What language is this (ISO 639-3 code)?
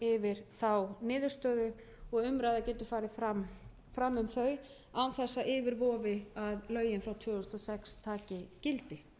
isl